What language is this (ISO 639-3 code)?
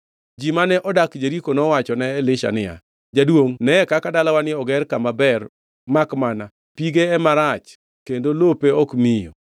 luo